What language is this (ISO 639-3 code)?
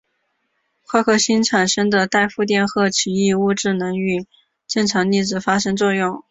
zho